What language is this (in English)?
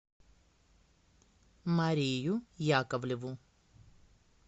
Russian